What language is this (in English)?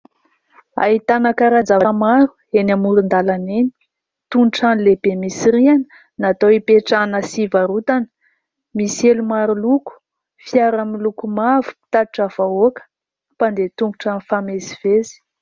Malagasy